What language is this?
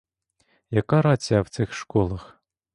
Ukrainian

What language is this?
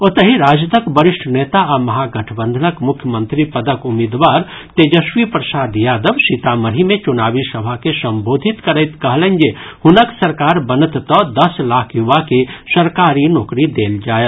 Maithili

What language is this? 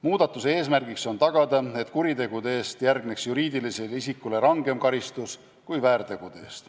Estonian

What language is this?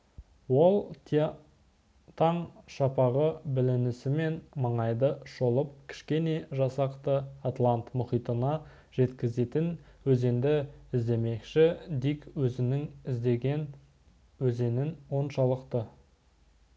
Kazakh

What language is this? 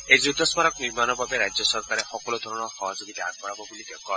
Assamese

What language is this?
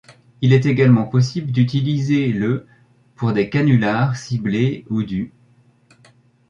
French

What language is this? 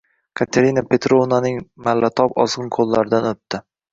Uzbek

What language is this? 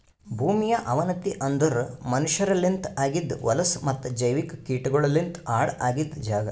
Kannada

